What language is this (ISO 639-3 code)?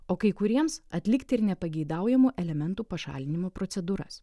lit